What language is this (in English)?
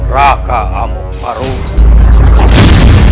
Indonesian